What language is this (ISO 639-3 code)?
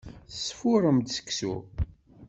kab